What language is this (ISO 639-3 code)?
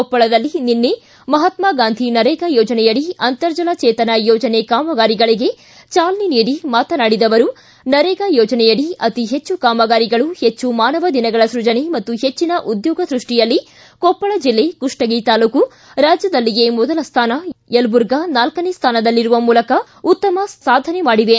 kan